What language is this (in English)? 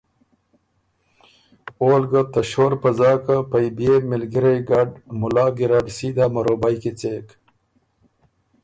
Ormuri